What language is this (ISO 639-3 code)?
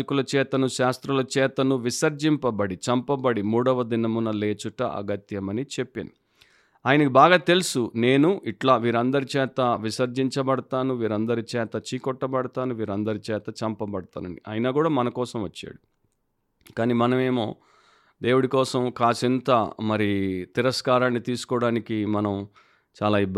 tel